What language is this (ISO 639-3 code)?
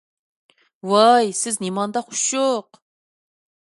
uig